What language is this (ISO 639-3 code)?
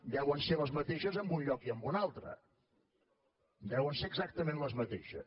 cat